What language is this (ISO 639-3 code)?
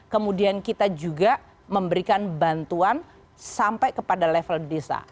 ind